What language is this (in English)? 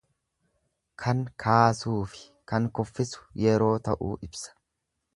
Oromo